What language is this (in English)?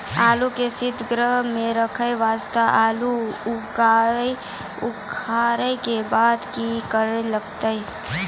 Maithili